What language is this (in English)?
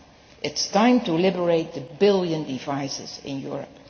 English